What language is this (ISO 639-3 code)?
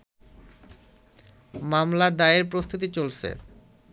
ben